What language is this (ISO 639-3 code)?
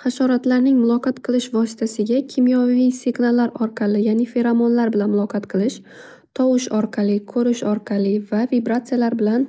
uzb